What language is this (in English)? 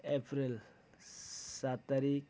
Nepali